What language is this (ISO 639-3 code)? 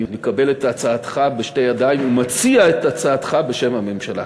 heb